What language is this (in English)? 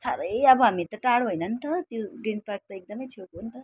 Nepali